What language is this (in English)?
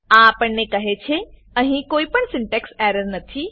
Gujarati